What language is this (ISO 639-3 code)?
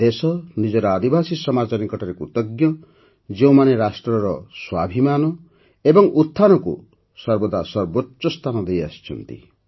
ori